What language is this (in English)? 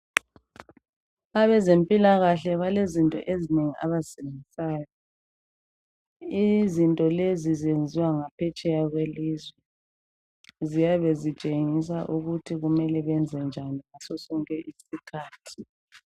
North Ndebele